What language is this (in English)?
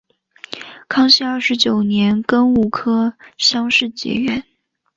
Chinese